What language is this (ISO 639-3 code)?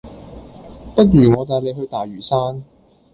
yue